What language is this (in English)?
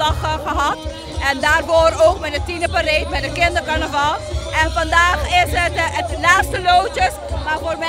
Dutch